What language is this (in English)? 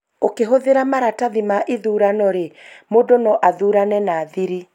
Kikuyu